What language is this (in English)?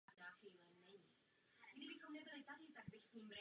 Czech